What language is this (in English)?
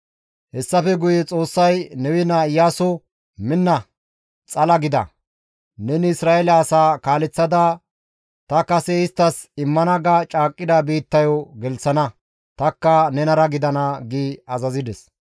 Gamo